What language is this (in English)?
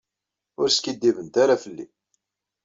Kabyle